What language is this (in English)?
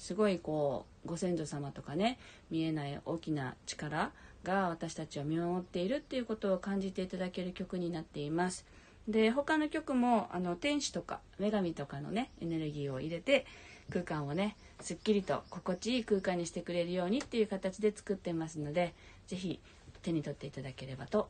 Japanese